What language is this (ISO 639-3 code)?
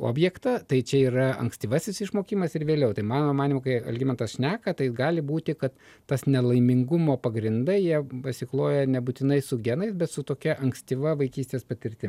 lit